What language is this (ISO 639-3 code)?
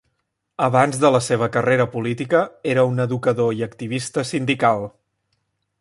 cat